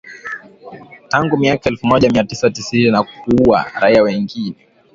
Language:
Swahili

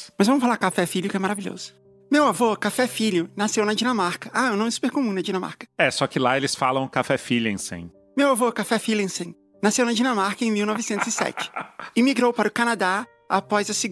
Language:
Portuguese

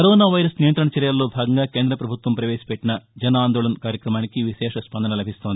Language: Telugu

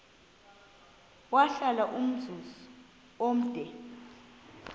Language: Xhosa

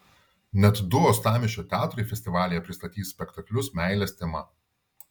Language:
Lithuanian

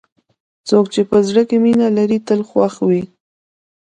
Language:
Pashto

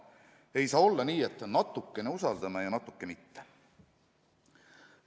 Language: Estonian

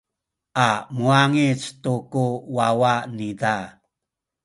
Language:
Sakizaya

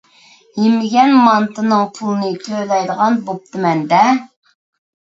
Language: Uyghur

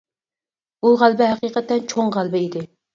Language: Uyghur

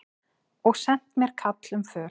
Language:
Icelandic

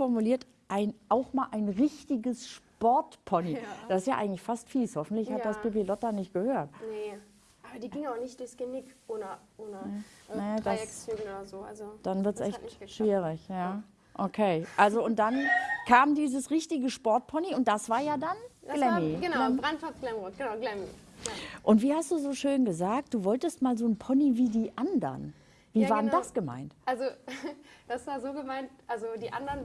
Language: German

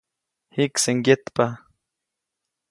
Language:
Copainalá Zoque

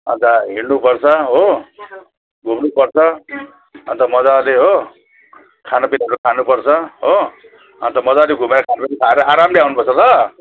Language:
Nepali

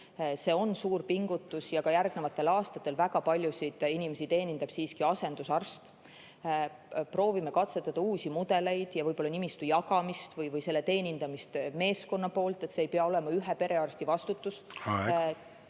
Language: Estonian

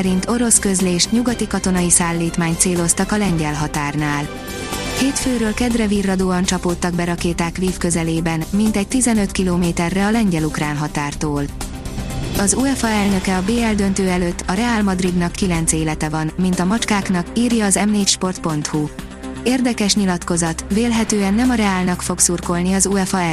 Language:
Hungarian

